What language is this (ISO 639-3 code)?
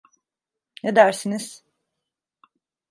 tur